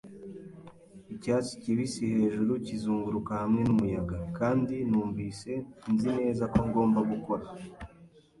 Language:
Kinyarwanda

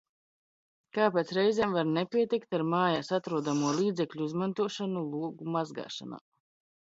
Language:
Latvian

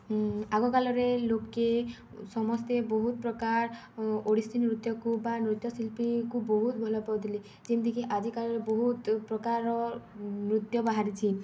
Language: Odia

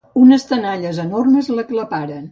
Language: Catalan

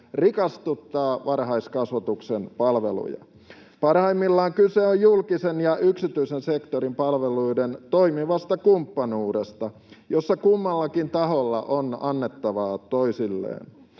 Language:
Finnish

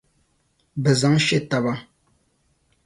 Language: Dagbani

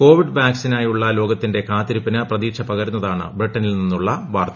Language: Malayalam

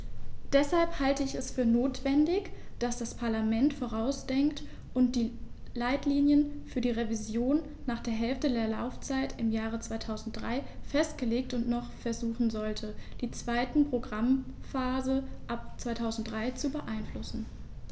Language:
German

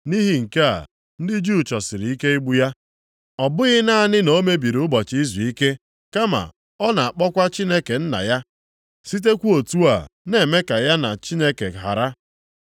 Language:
Igbo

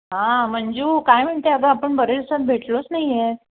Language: Marathi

